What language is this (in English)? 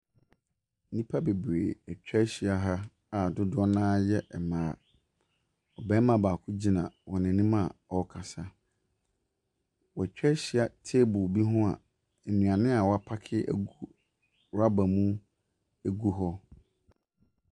Akan